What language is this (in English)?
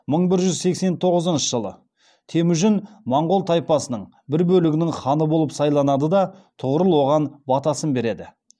Kazakh